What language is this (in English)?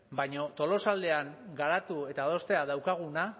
Basque